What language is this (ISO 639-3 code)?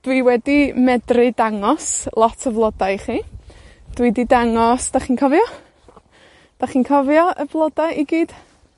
cym